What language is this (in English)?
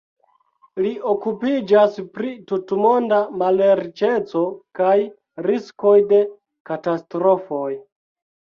Esperanto